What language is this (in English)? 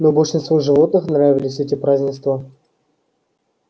Russian